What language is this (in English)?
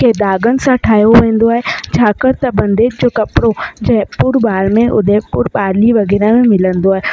Sindhi